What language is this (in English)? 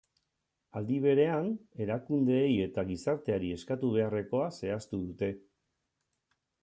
Basque